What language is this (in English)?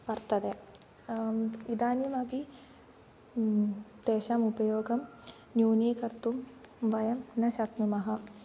Sanskrit